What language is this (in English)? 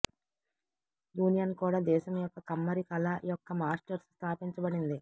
Telugu